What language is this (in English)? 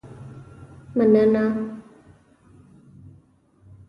Pashto